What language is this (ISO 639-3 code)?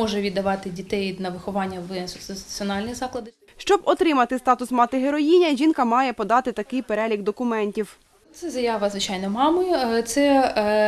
ukr